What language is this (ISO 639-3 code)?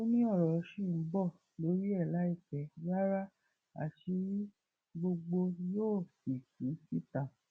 yor